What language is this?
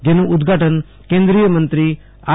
Gujarati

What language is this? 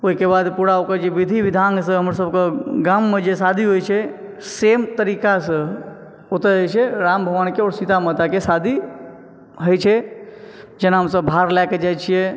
Maithili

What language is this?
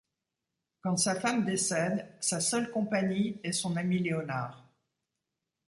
French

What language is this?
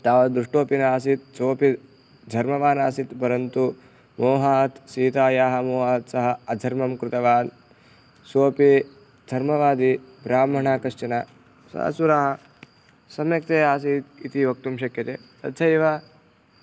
Sanskrit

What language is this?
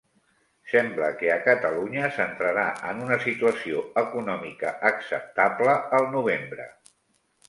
Catalan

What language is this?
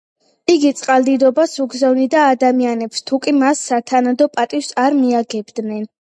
Georgian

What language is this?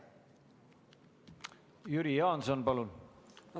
Estonian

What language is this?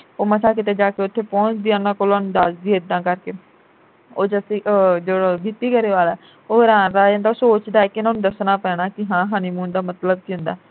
Punjabi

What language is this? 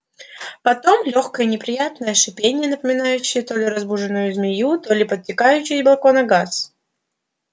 Russian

